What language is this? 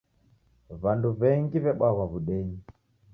Taita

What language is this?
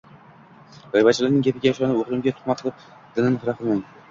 Uzbek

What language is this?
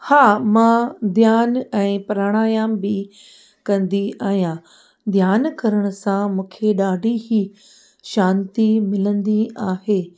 Sindhi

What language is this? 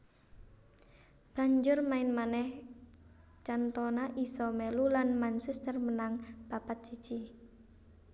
Javanese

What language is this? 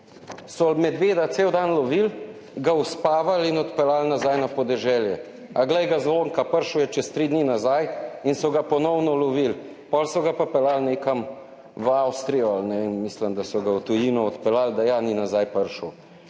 Slovenian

